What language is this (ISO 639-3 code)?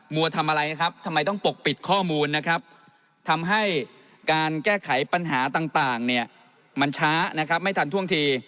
tha